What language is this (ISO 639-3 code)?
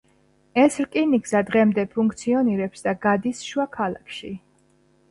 kat